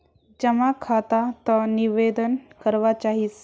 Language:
Magahi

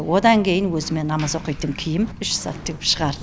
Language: Kazakh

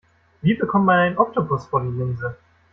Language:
German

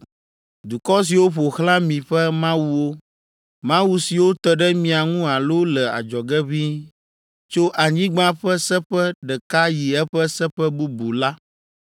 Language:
Ewe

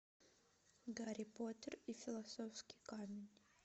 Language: Russian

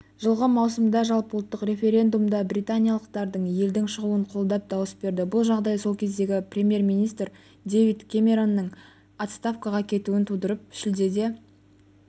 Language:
Kazakh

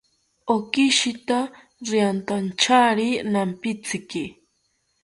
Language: South Ucayali Ashéninka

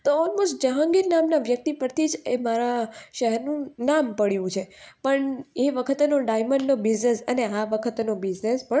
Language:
Gujarati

